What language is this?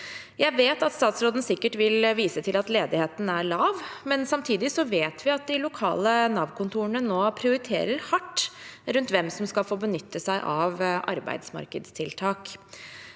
Norwegian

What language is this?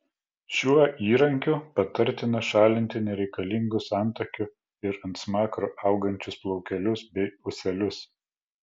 Lithuanian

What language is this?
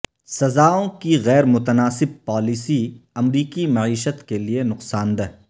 Urdu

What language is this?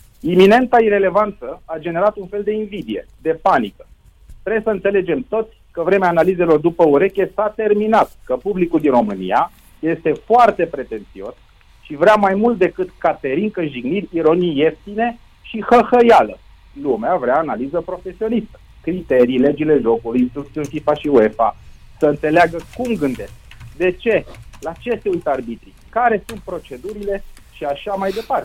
Romanian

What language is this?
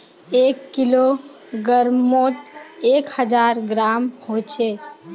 Magahi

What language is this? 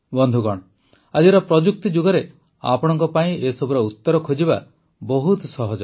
Odia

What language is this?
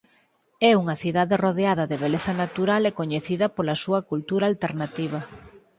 Galician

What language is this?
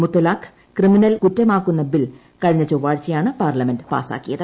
Malayalam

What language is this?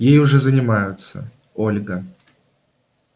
Russian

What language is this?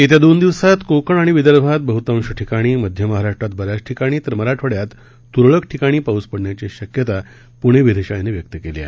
Marathi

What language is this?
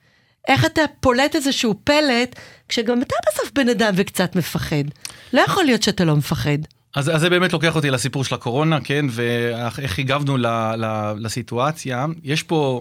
Hebrew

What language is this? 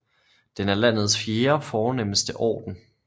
Danish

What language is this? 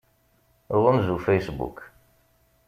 Kabyle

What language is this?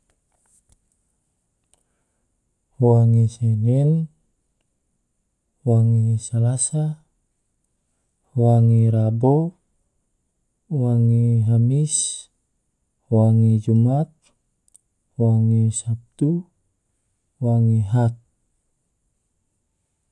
Tidore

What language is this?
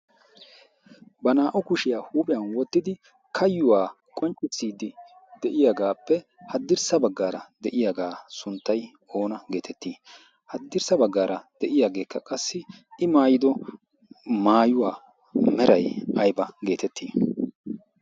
Wolaytta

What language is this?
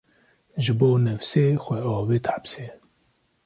Kurdish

